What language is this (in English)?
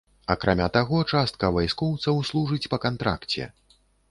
Belarusian